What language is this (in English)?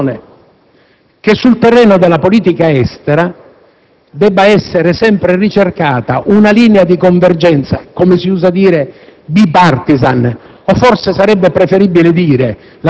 Italian